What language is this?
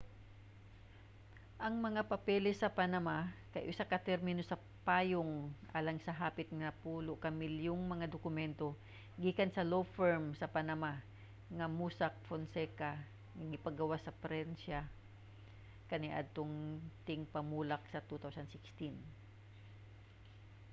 Cebuano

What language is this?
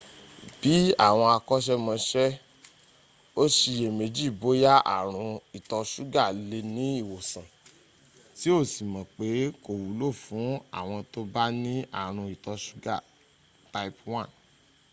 Yoruba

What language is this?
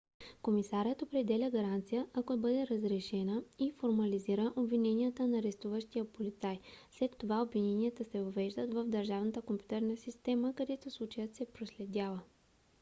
Bulgarian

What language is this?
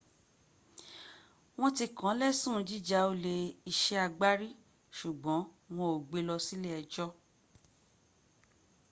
Yoruba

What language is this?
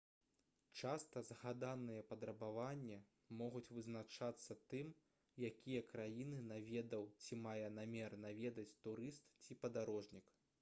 Belarusian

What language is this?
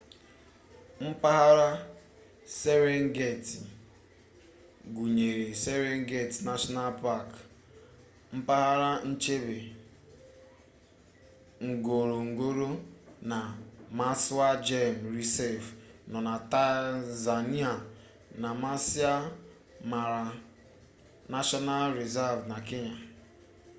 Igbo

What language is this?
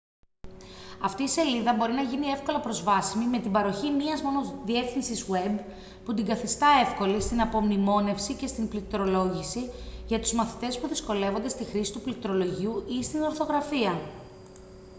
Greek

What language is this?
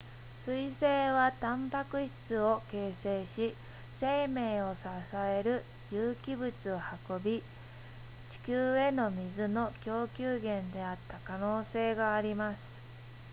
Japanese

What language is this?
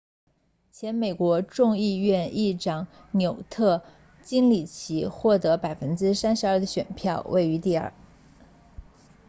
Chinese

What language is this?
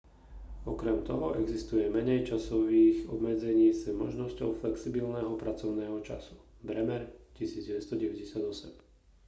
Slovak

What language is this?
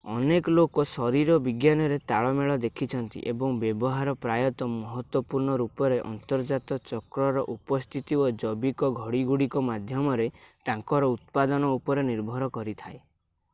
Odia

